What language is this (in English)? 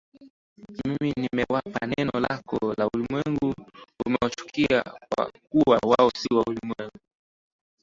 Swahili